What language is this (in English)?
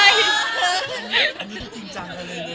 Thai